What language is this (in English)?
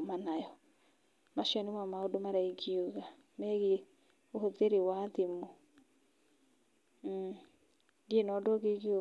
Kikuyu